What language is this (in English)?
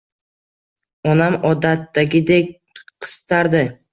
Uzbek